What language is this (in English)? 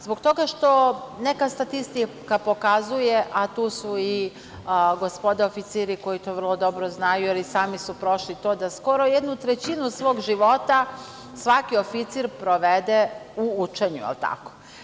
Serbian